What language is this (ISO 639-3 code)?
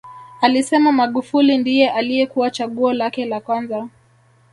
swa